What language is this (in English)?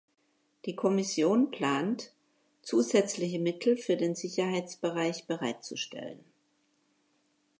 German